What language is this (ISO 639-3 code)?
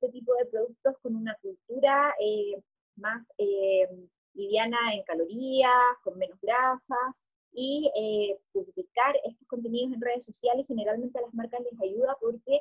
spa